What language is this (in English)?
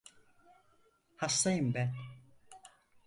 Turkish